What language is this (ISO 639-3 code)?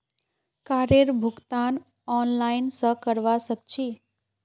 mag